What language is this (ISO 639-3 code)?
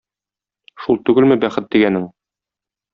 tat